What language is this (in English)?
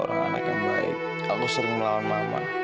Indonesian